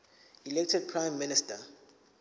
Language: Zulu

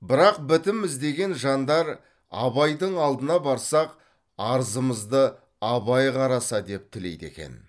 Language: Kazakh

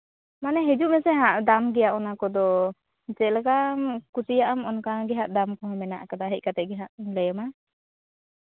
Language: Santali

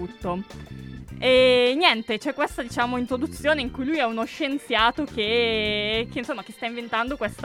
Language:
Italian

